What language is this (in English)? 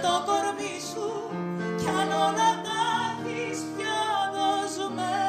Greek